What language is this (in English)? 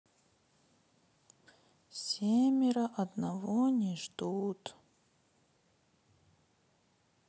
Russian